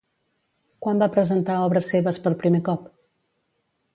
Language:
Catalan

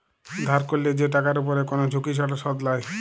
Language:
Bangla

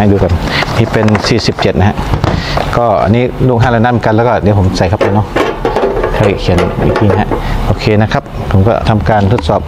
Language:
Thai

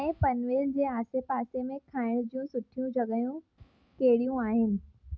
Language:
Sindhi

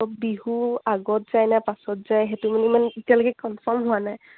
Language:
Assamese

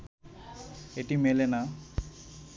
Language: Bangla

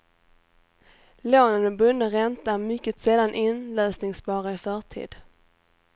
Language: Swedish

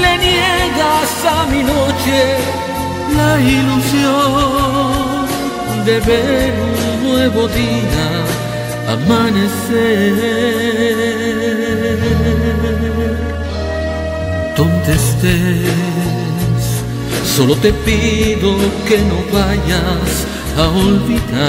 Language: Romanian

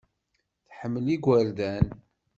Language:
Kabyle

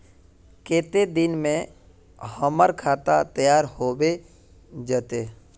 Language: Magahi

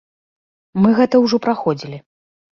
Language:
Belarusian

